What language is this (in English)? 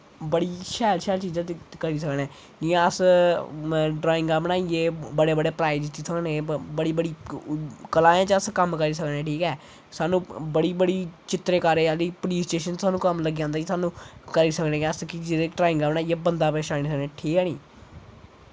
Dogri